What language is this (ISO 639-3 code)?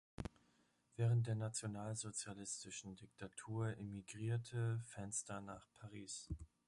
deu